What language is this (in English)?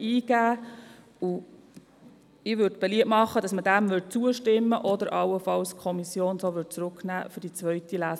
Swiss German